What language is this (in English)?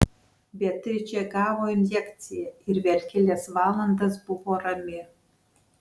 Lithuanian